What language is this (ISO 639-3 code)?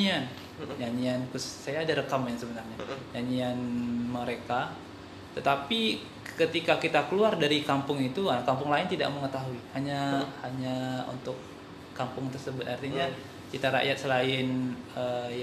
ind